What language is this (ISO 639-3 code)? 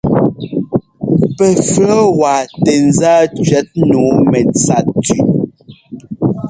jgo